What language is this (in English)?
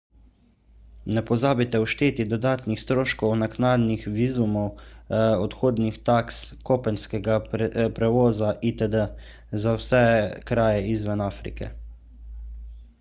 Slovenian